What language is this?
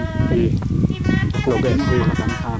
Serer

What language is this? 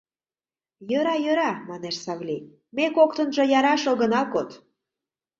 Mari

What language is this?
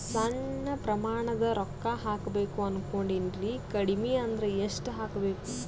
Kannada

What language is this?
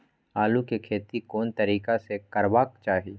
Maithili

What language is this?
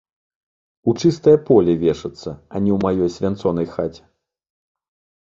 Belarusian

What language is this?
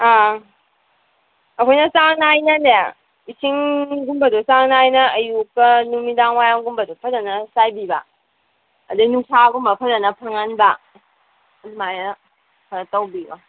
Manipuri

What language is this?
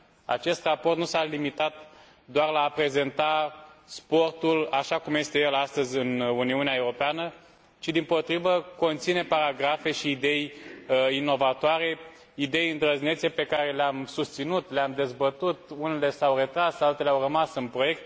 Romanian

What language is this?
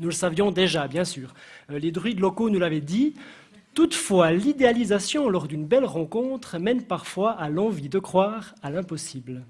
French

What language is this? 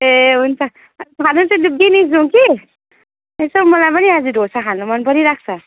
Nepali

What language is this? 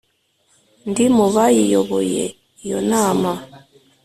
Kinyarwanda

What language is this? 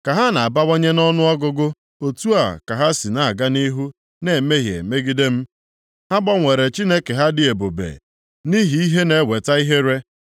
Igbo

